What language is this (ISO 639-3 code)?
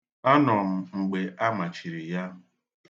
ibo